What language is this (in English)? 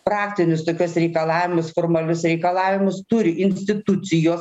Lithuanian